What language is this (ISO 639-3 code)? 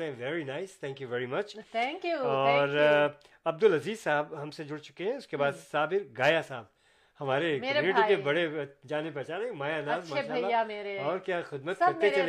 urd